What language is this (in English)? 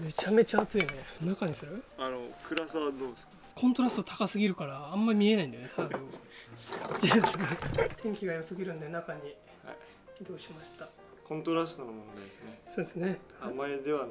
Japanese